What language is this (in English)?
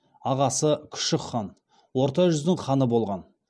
Kazakh